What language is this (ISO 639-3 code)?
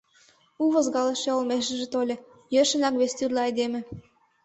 chm